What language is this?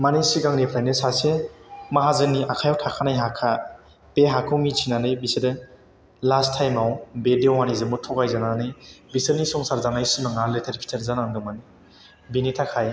Bodo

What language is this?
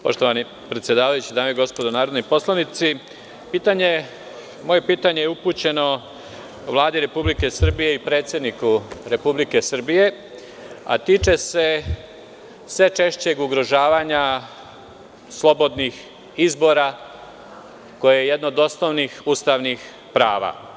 Serbian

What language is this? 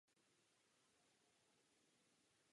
Czech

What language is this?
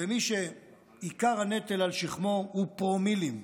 Hebrew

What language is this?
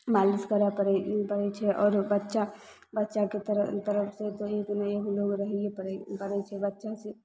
Maithili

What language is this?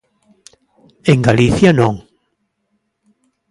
Galician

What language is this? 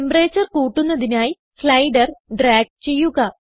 Malayalam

